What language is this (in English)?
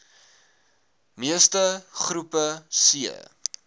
Afrikaans